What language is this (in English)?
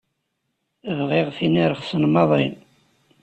Kabyle